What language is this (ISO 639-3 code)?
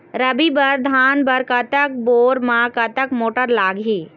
hne